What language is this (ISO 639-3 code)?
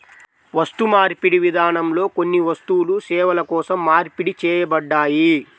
tel